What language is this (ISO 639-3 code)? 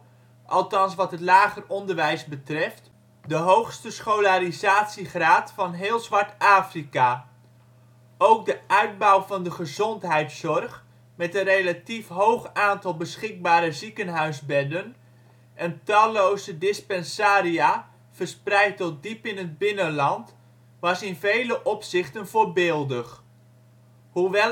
nld